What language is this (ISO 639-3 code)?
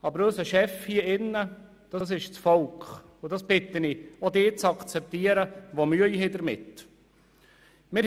gsw